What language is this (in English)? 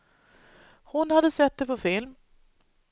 Swedish